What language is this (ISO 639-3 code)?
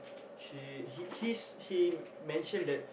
eng